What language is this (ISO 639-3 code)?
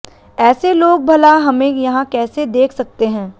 hin